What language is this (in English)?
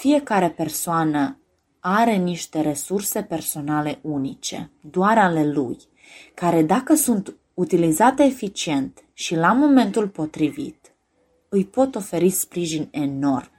Romanian